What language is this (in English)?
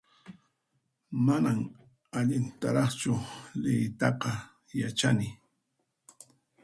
Puno Quechua